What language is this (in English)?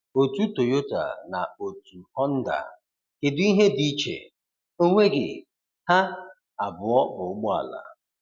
Igbo